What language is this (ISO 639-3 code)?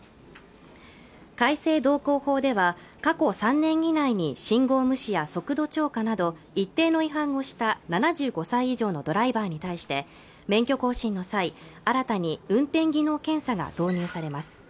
jpn